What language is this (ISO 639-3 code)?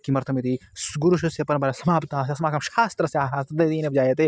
san